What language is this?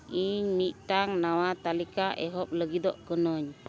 Santali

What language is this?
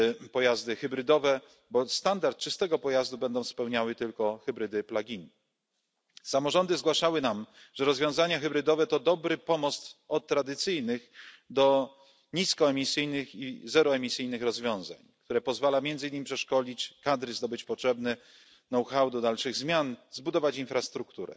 Polish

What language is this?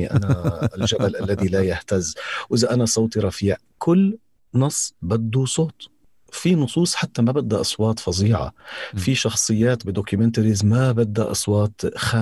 Arabic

